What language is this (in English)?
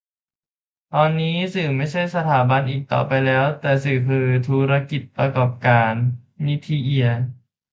Thai